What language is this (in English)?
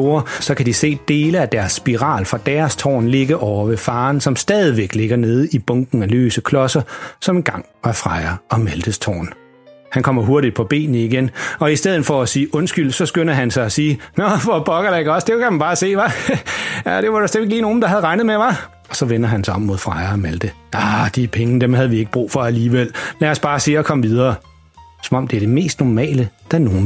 Danish